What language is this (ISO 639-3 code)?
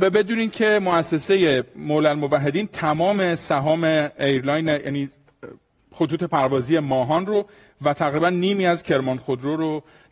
fas